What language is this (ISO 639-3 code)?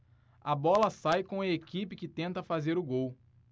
por